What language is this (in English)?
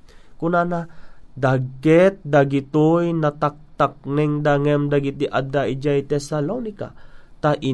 Filipino